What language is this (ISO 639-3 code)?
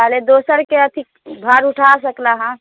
mai